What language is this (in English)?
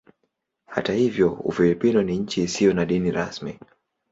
Swahili